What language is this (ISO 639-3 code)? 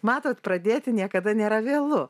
lit